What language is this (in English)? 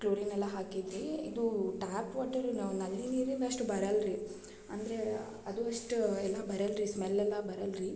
Kannada